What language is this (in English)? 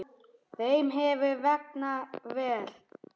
Icelandic